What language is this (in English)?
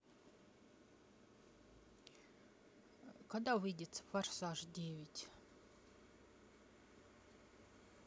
Russian